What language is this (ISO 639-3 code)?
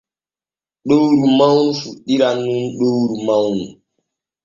fue